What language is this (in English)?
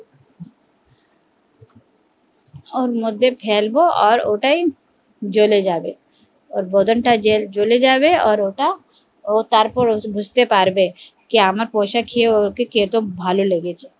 Bangla